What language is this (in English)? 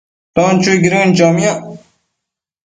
Matsés